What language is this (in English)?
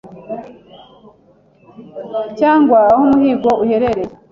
Kinyarwanda